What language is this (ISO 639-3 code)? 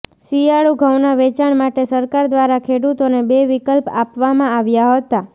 guj